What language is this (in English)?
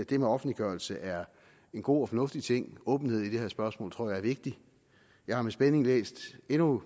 Danish